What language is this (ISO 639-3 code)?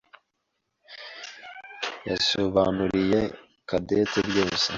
kin